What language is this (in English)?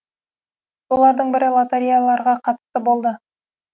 Kazakh